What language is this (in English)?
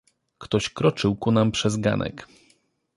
Polish